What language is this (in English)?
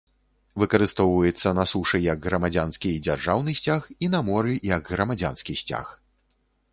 Belarusian